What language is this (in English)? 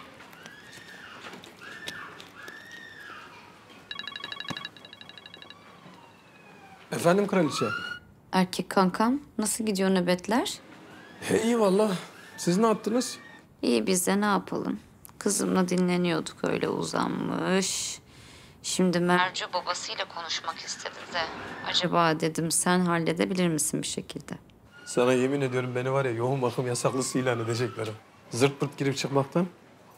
Turkish